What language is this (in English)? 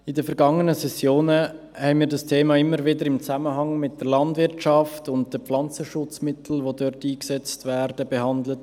Swiss German